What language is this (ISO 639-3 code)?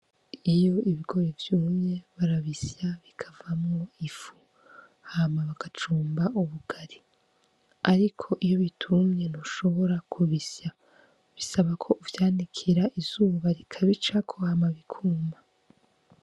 run